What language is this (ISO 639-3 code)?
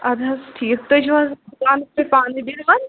kas